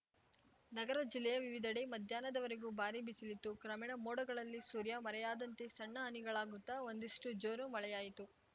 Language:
Kannada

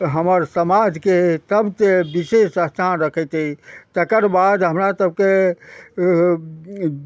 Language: Maithili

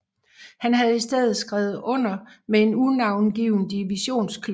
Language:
Danish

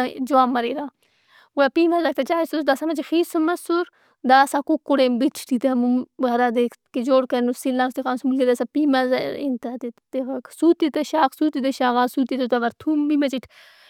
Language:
Brahui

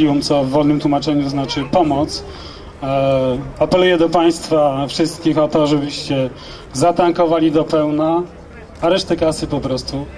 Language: Polish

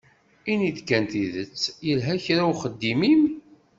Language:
Kabyle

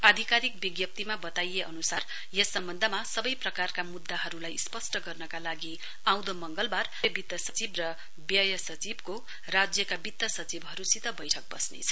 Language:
Nepali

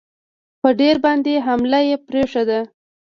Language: Pashto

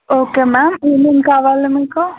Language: Telugu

